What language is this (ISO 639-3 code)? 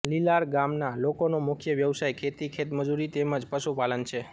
guj